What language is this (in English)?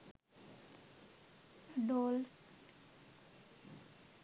Sinhala